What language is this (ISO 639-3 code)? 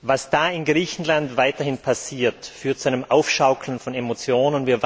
deu